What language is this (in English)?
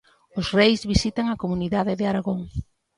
Galician